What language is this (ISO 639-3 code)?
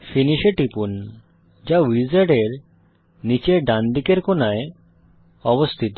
ben